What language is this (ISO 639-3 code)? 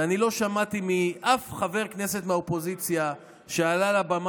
heb